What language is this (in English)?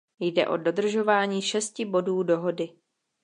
Czech